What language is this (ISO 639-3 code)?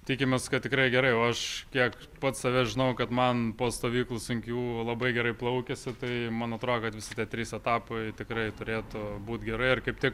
lit